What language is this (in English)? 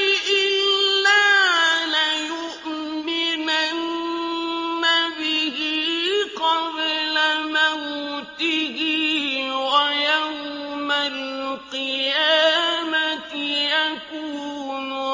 Arabic